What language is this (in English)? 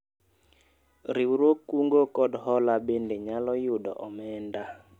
Luo (Kenya and Tanzania)